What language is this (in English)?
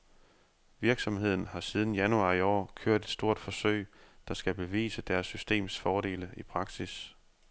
Danish